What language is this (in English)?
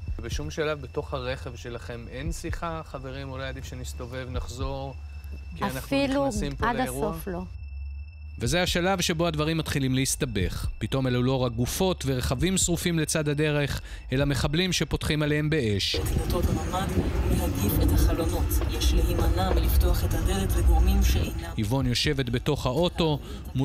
Hebrew